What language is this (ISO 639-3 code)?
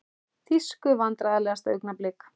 isl